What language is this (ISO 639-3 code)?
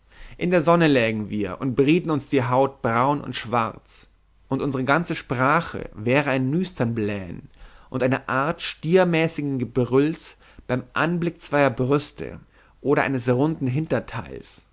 deu